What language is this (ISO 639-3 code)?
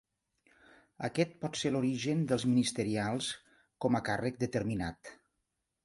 cat